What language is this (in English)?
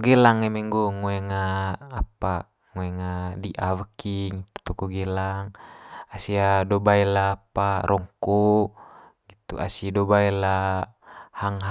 Manggarai